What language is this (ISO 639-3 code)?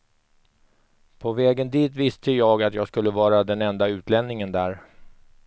swe